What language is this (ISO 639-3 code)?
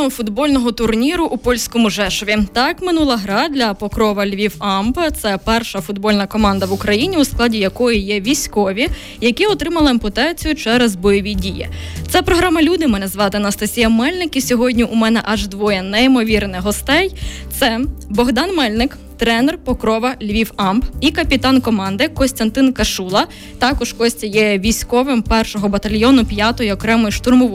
ukr